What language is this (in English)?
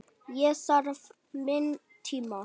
Icelandic